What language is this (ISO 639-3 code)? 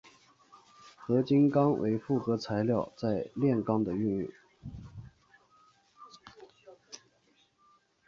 zho